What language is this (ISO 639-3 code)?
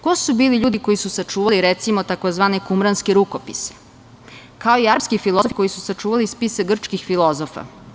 srp